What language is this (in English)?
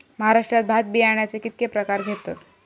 Marathi